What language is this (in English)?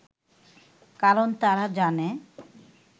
Bangla